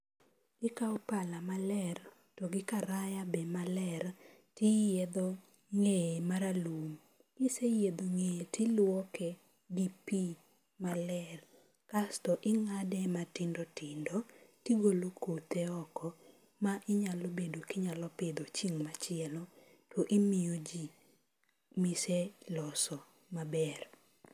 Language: Luo (Kenya and Tanzania)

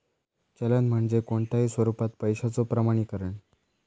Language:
Marathi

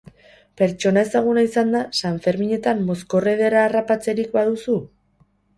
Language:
Basque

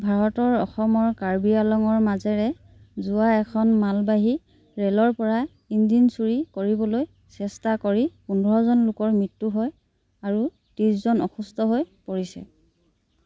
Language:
Assamese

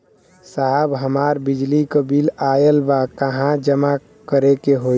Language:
Bhojpuri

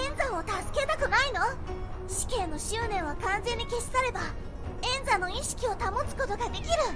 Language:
Japanese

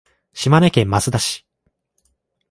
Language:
Japanese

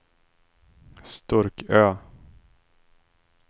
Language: Swedish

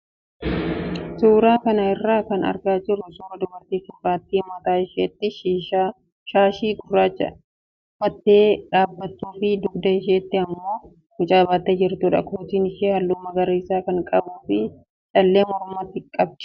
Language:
Oromo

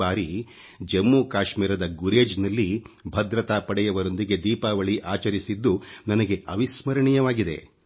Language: Kannada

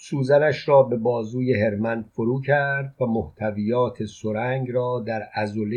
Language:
Persian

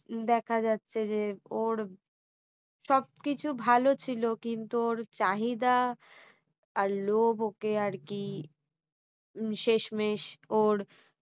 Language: Bangla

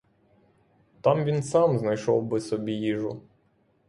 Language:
Ukrainian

